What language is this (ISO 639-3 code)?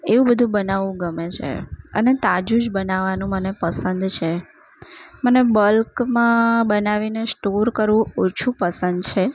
guj